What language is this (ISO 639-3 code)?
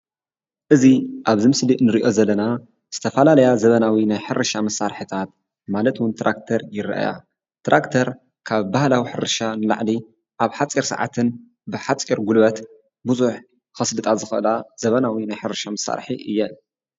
tir